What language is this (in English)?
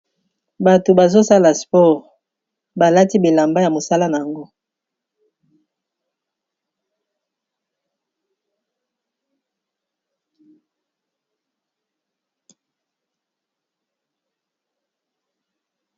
Lingala